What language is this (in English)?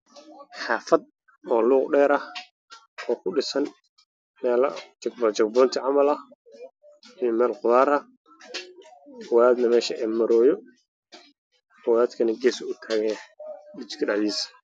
Somali